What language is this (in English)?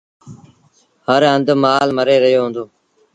Sindhi Bhil